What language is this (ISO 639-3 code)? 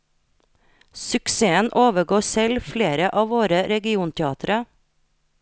nor